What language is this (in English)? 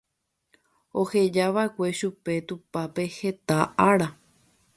Guarani